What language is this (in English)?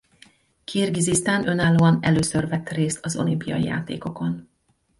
Hungarian